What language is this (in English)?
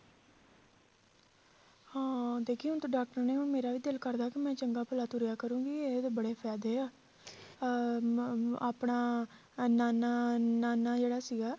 Punjabi